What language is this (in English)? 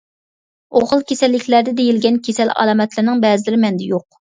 Uyghur